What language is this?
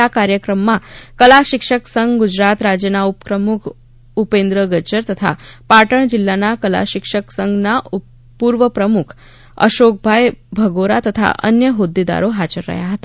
Gujarati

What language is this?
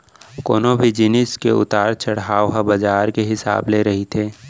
Chhattisgarhi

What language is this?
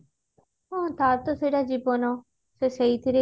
Odia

